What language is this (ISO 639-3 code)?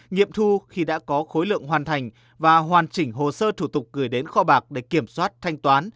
vie